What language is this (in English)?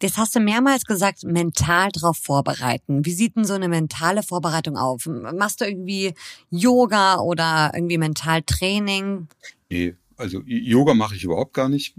German